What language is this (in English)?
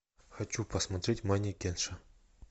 Russian